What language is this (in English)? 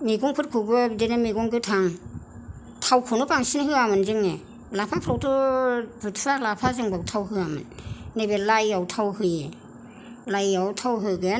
Bodo